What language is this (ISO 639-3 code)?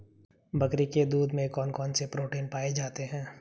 hin